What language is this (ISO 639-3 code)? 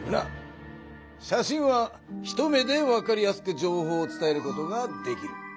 jpn